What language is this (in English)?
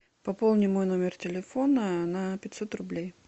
Russian